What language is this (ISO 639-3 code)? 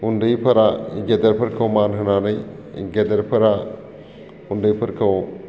brx